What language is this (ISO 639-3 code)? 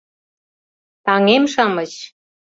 chm